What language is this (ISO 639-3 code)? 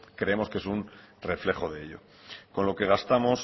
spa